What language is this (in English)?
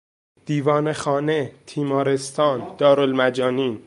Persian